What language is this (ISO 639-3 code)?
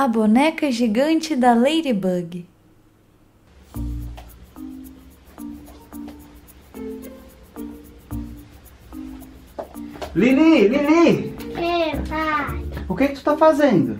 por